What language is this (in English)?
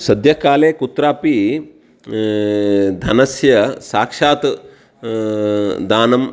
Sanskrit